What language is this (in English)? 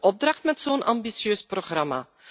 Dutch